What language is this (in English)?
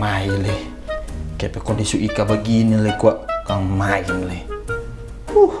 Indonesian